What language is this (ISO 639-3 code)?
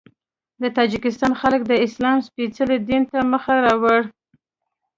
pus